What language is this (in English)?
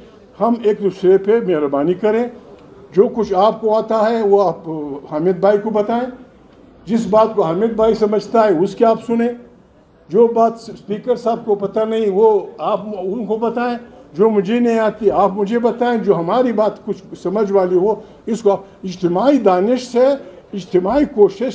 Hindi